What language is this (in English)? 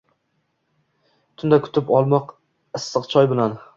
Uzbek